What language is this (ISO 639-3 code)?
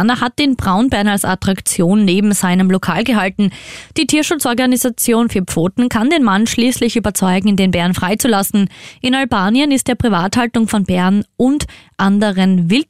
deu